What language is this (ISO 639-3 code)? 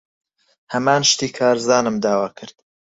ckb